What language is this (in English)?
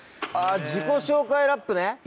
Japanese